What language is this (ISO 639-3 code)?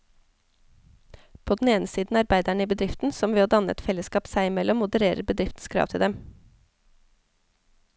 nor